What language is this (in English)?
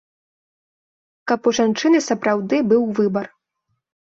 Belarusian